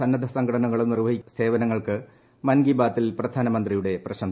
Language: Malayalam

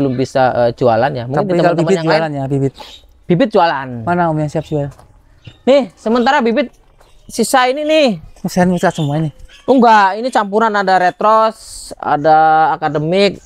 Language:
Indonesian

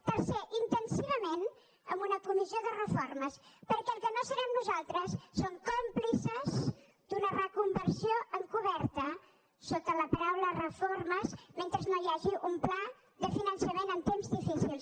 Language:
Catalan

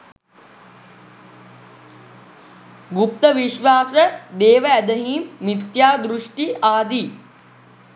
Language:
Sinhala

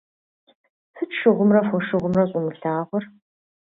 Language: Kabardian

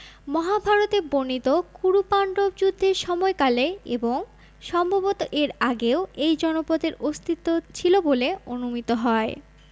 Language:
Bangla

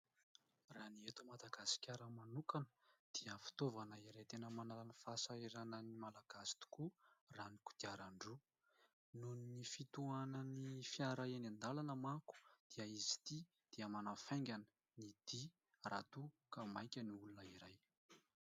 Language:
Malagasy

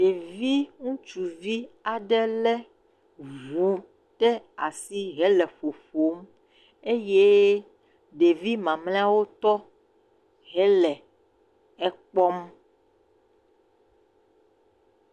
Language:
Ewe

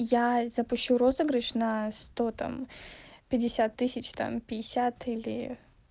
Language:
Russian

